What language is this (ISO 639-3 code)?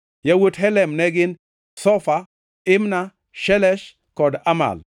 luo